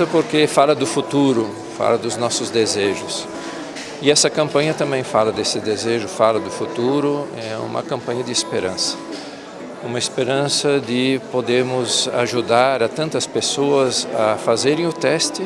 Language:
Portuguese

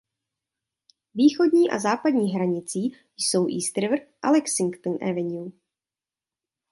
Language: Czech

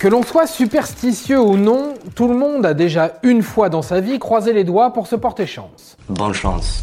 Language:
French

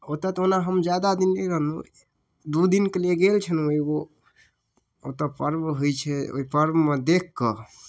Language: Maithili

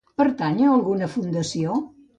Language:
Catalan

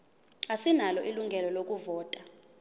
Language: Zulu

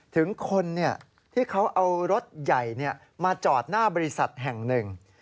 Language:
Thai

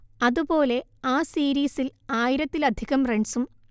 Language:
Malayalam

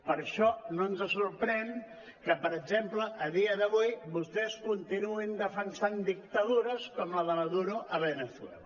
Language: Catalan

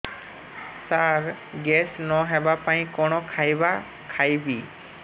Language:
Odia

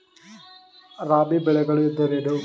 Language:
Kannada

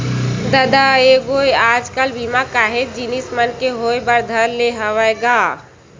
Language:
Chhattisgarhi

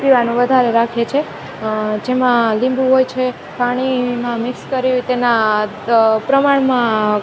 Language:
Gujarati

